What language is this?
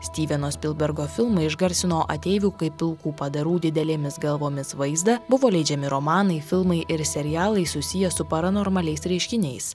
Lithuanian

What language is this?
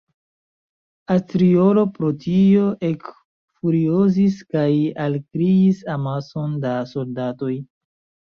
Esperanto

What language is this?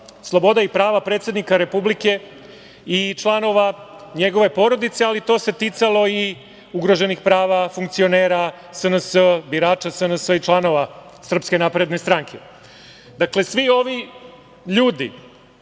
Serbian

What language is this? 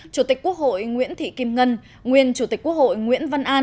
Vietnamese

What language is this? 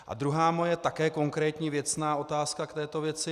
Czech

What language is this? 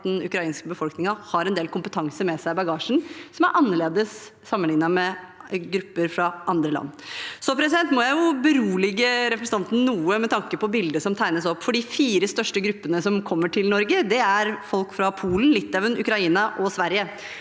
Norwegian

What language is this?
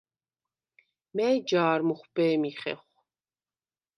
Svan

